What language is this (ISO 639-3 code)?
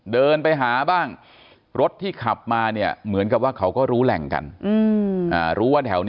tha